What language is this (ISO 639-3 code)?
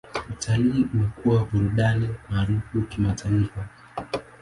swa